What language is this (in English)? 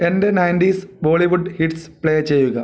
Malayalam